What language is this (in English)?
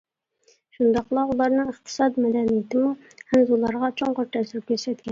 Uyghur